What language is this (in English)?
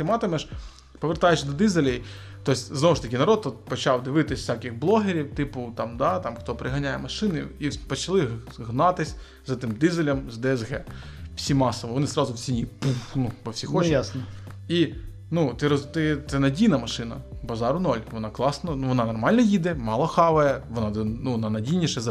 Ukrainian